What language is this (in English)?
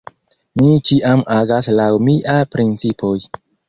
Esperanto